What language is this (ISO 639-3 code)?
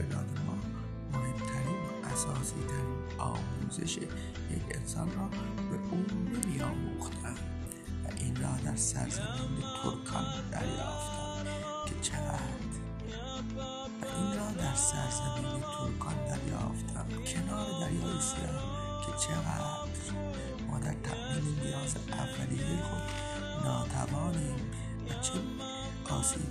fas